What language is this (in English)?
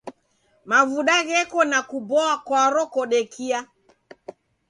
Taita